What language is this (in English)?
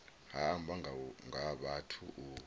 Venda